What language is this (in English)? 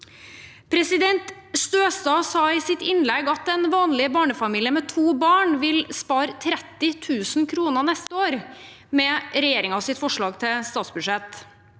Norwegian